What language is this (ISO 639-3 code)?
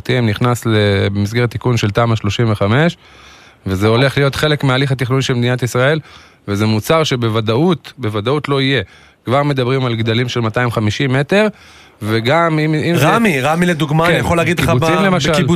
heb